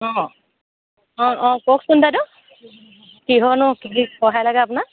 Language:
Assamese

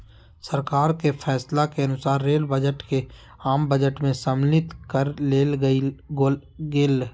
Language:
Magahi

